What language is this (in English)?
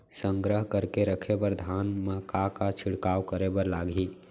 Chhattisgarhi